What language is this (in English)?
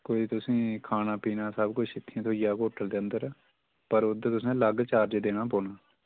Dogri